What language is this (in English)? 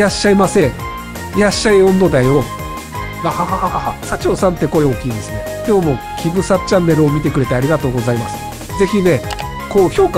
Japanese